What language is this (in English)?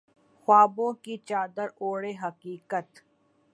Urdu